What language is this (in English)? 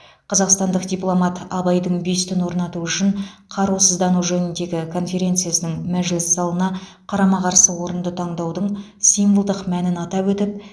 Kazakh